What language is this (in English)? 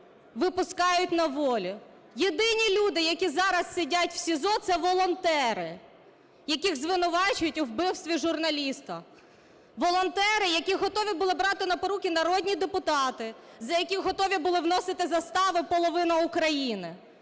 Ukrainian